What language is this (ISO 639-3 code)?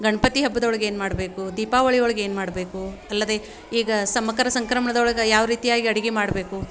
kan